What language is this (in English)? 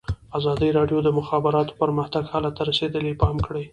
Pashto